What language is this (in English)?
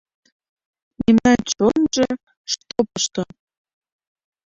Mari